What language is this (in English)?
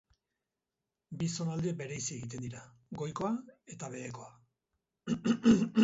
Basque